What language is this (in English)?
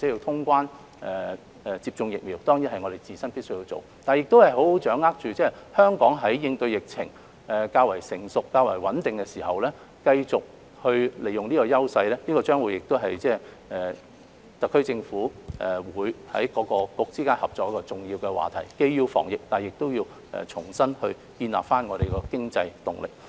Cantonese